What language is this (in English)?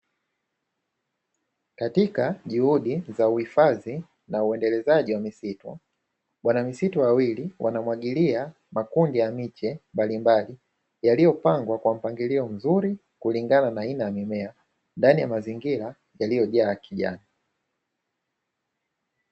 Swahili